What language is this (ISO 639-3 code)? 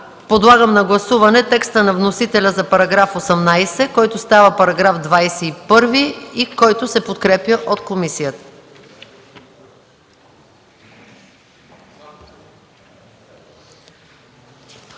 bul